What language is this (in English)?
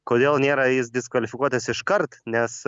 Lithuanian